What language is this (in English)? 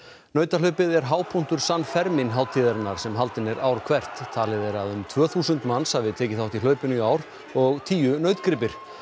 Icelandic